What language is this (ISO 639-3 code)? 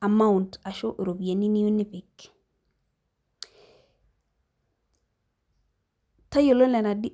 mas